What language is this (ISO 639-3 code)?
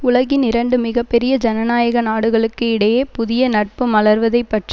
tam